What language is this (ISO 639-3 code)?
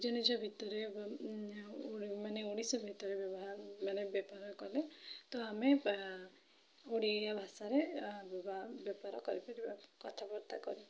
ori